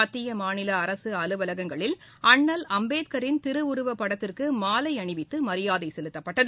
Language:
Tamil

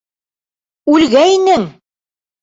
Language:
Bashkir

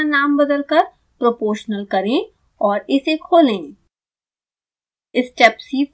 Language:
Hindi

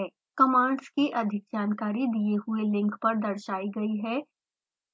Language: Hindi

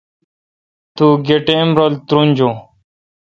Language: Kalkoti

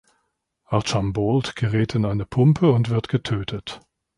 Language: German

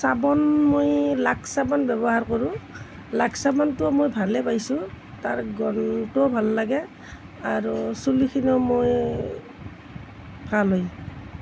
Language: Assamese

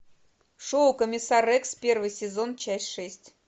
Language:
Russian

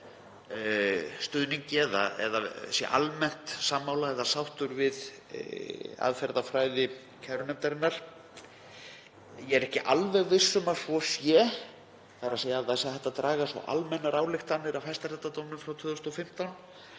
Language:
Icelandic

